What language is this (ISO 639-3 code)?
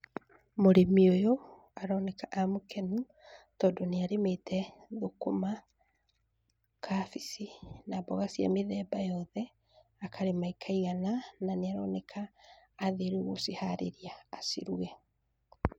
kik